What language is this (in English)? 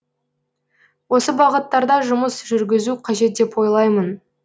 Kazakh